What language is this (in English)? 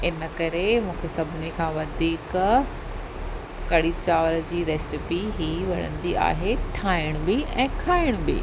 Sindhi